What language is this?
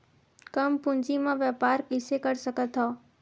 Chhattisgarhi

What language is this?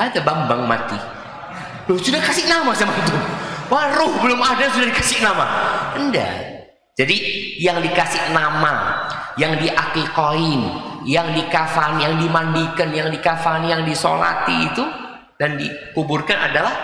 Indonesian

